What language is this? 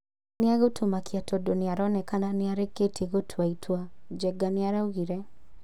Kikuyu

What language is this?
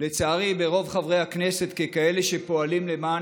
Hebrew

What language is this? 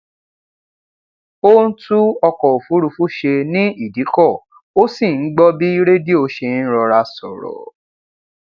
Yoruba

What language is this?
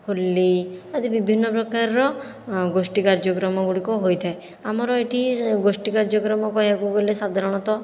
Odia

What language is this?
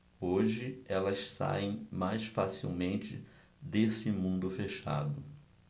Portuguese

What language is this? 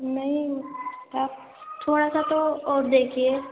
Urdu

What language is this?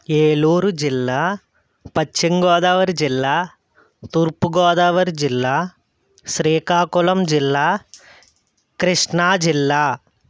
Telugu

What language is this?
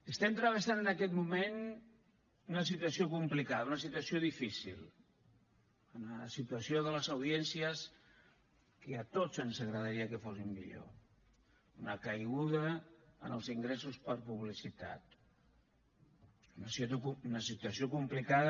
Catalan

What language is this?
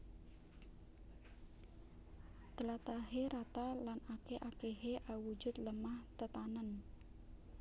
Javanese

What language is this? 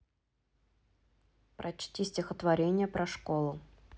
Russian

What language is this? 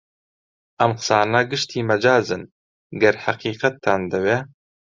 Central Kurdish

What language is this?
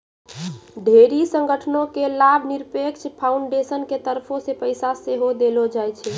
Maithili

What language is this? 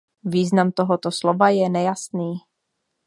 Czech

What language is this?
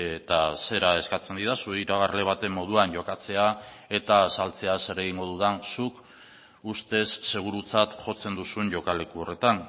Basque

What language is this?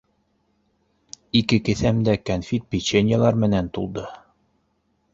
Bashkir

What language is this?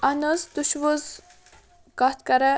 Kashmiri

